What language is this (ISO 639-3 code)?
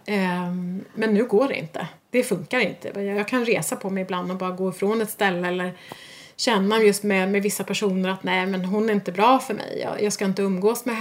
swe